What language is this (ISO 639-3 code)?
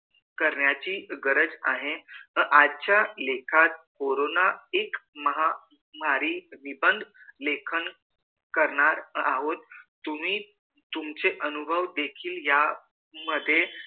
mar